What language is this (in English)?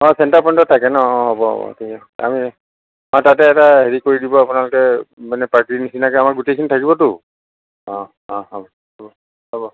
Assamese